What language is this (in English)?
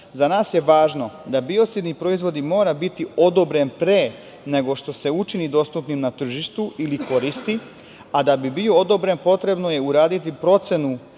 Serbian